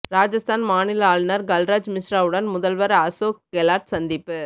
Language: Tamil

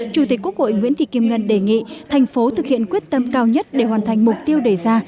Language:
Vietnamese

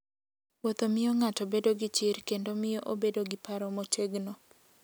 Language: Luo (Kenya and Tanzania)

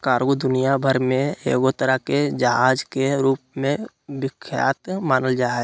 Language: Magahi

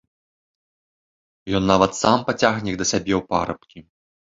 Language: Belarusian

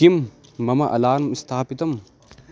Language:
Sanskrit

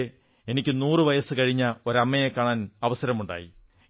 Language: Malayalam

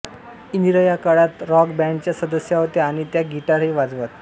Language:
Marathi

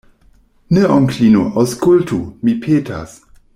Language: Esperanto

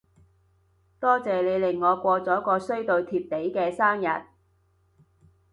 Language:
Cantonese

